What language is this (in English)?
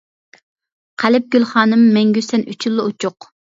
Uyghur